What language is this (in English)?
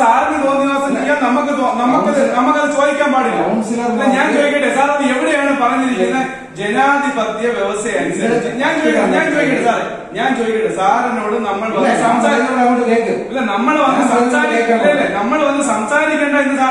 Hindi